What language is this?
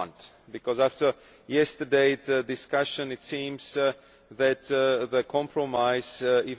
English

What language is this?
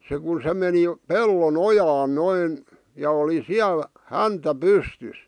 Finnish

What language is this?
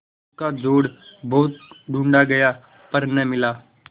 Hindi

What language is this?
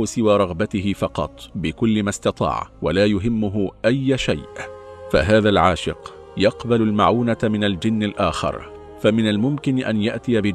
Arabic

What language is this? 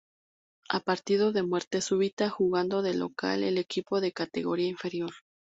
Spanish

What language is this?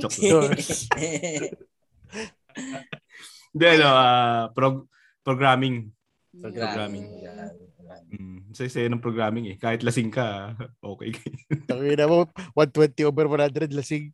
Filipino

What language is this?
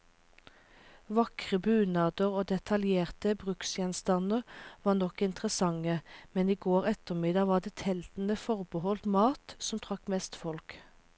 Norwegian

